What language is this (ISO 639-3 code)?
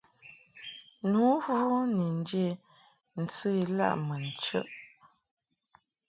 mhk